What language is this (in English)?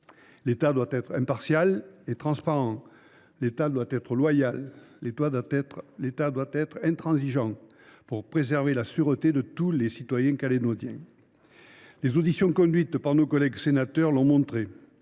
French